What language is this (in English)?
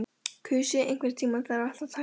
Icelandic